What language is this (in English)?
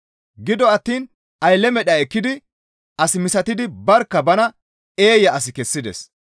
Gamo